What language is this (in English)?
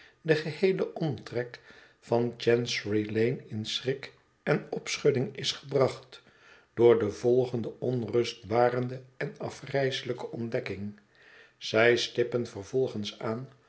Dutch